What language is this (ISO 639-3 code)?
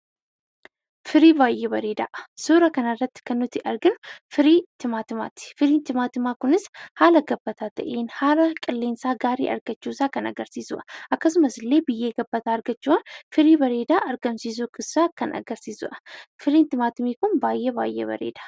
orm